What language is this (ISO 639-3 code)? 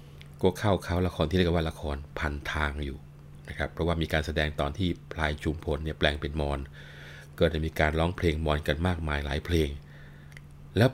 tha